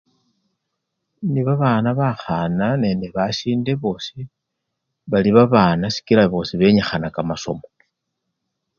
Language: Luyia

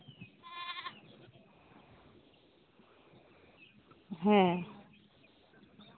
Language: Santali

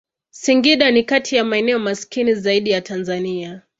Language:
Swahili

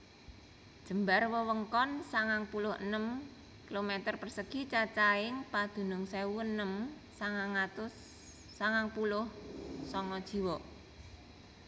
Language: Javanese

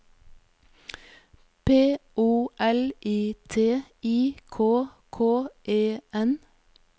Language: Norwegian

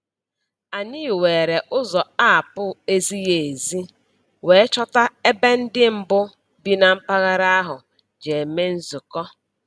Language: Igbo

